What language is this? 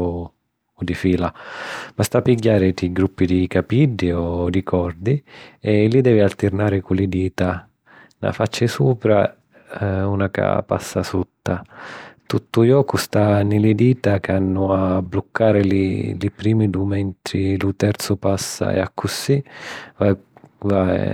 Sicilian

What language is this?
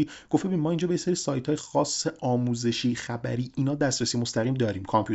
Persian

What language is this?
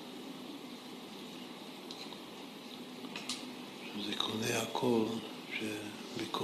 Hebrew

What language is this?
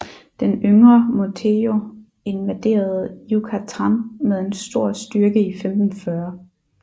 Danish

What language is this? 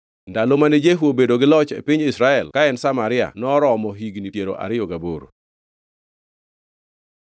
Luo (Kenya and Tanzania)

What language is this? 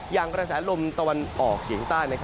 Thai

